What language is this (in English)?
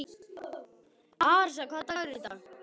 Icelandic